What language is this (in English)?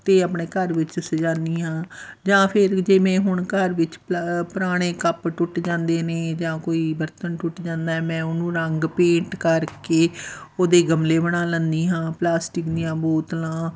Punjabi